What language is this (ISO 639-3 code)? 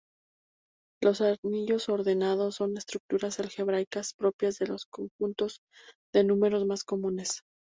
spa